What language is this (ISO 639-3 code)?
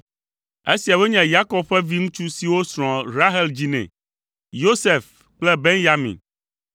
ewe